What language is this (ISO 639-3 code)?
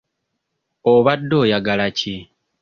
lug